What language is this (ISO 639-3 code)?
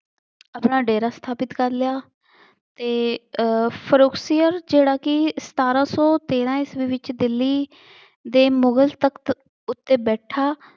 pan